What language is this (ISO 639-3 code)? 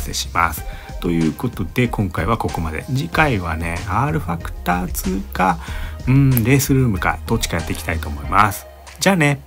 jpn